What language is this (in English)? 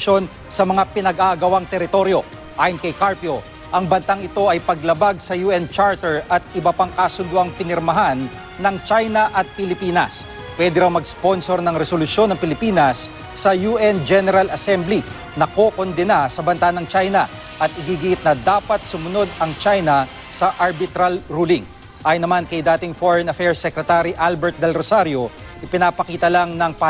Filipino